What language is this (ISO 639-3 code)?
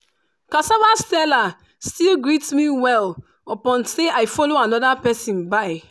pcm